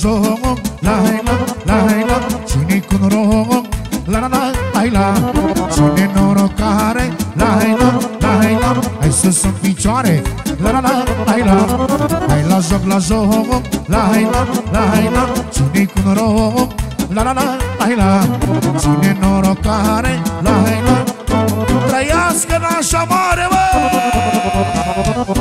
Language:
Romanian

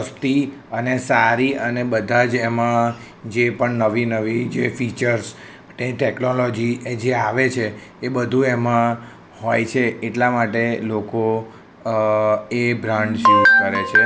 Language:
Gujarati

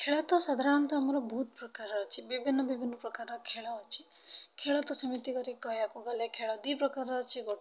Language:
Odia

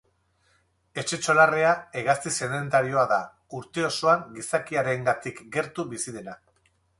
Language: Basque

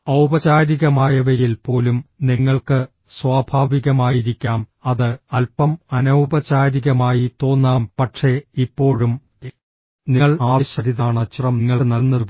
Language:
Malayalam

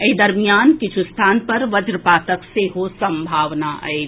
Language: Maithili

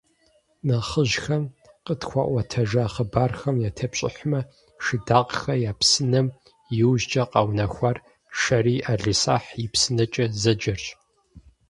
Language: Kabardian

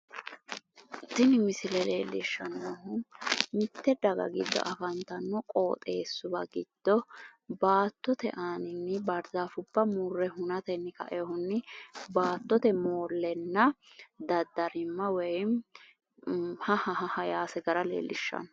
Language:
Sidamo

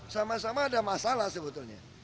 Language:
Indonesian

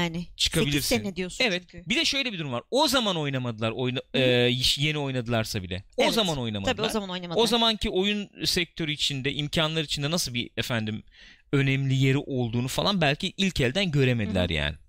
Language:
Turkish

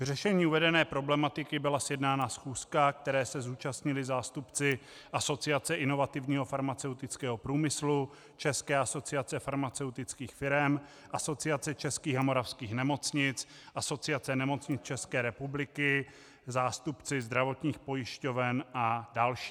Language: Czech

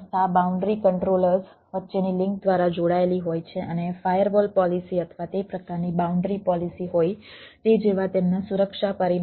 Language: Gujarati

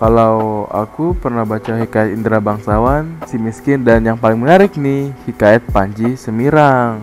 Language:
Indonesian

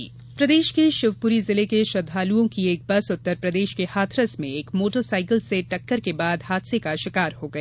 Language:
Hindi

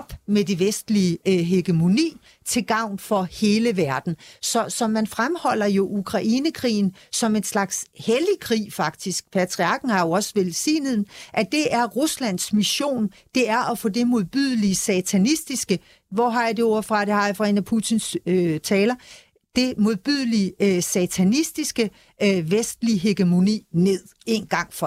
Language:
Danish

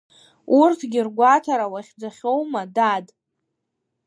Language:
Abkhazian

